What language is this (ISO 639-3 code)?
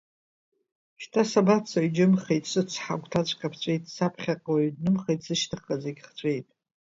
abk